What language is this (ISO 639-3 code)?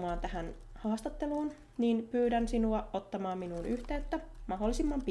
fin